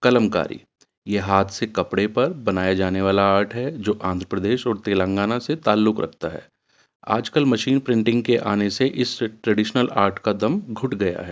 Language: Urdu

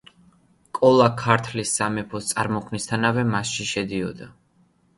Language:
Georgian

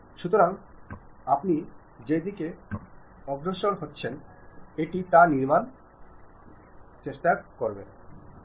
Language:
Bangla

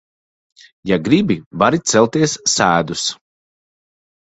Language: Latvian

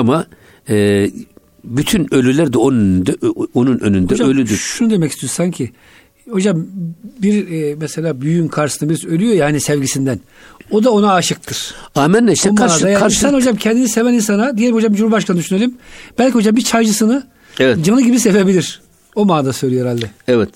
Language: Turkish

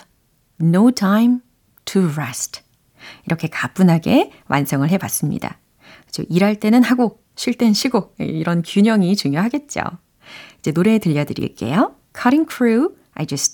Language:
Korean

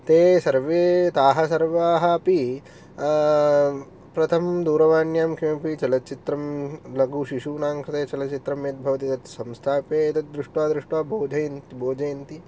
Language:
Sanskrit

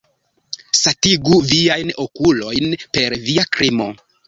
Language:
Esperanto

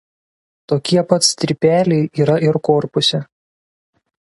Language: Lithuanian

